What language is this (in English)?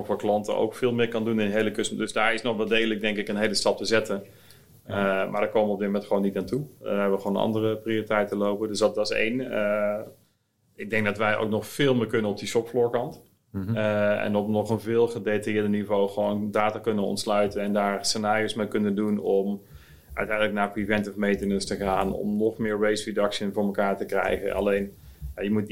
Dutch